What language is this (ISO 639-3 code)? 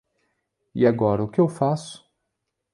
por